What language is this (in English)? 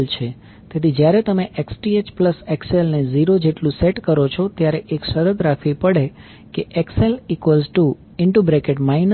Gujarati